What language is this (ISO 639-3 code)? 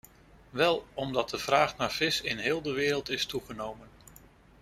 nld